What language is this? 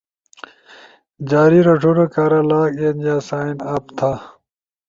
Ushojo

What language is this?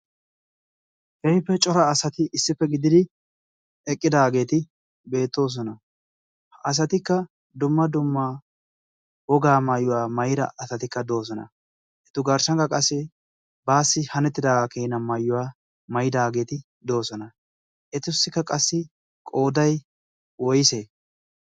Wolaytta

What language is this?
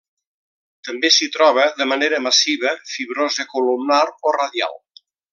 Catalan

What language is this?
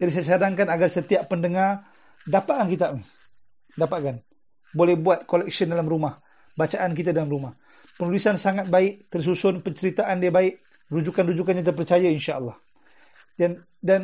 Malay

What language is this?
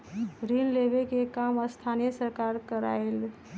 Magahi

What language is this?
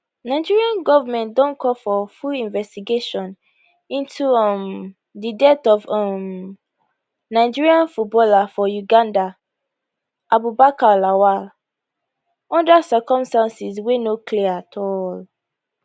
Nigerian Pidgin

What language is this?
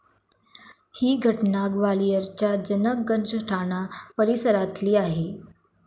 Marathi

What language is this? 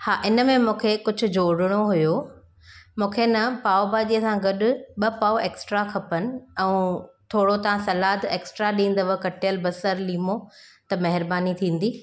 Sindhi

